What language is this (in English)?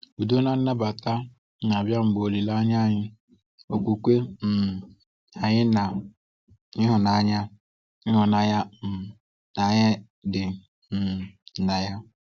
Igbo